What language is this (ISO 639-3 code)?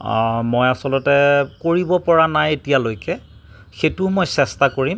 asm